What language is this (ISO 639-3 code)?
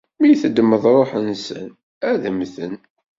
kab